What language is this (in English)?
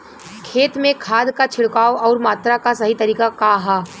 Bhojpuri